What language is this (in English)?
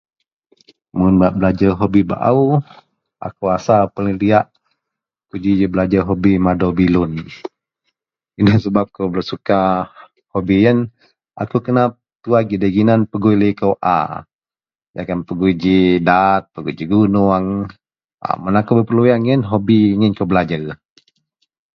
Central Melanau